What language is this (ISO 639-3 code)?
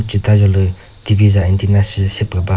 nri